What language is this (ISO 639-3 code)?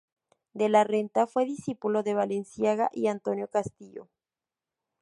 spa